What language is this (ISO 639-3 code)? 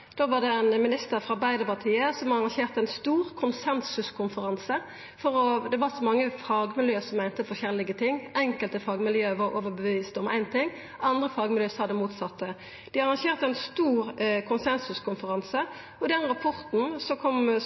nno